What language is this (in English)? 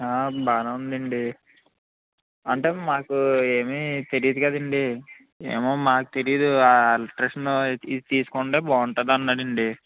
Telugu